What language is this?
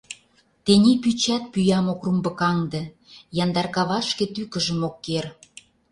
Mari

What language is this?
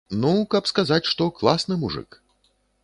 Belarusian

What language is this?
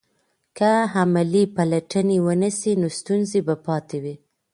Pashto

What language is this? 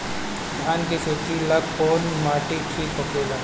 Bhojpuri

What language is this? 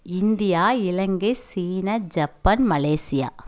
Tamil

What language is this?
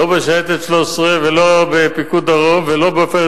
Hebrew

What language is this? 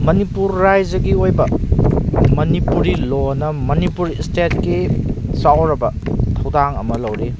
Manipuri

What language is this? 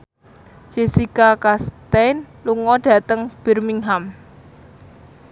Javanese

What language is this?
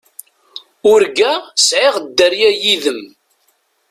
Kabyle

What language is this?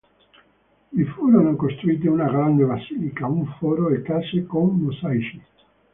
Italian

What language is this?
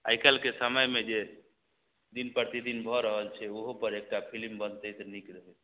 Maithili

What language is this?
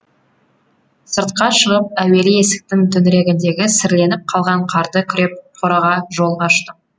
Kazakh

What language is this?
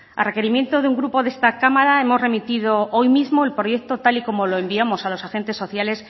Spanish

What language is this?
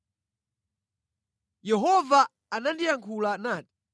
Nyanja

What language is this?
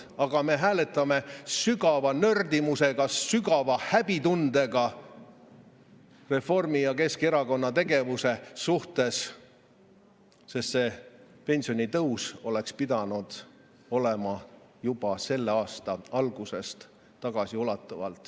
Estonian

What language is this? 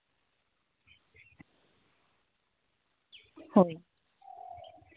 Santali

